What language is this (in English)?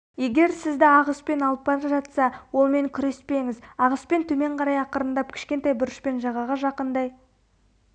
Kazakh